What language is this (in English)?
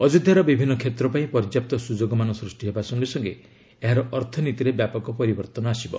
Odia